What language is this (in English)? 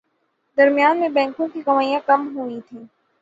Urdu